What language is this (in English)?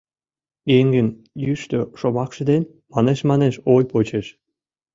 Mari